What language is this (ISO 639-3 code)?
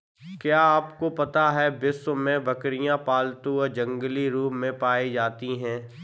hin